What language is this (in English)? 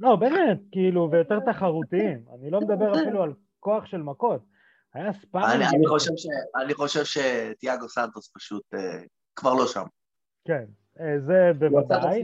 Hebrew